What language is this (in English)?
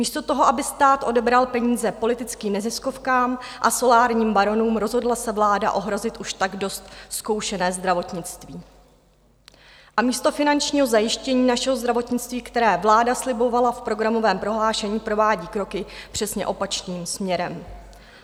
Czech